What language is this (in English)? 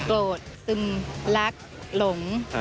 Thai